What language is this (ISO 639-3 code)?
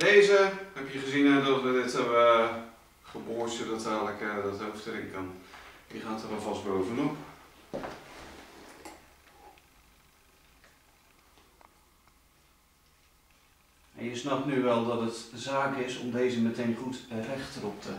nld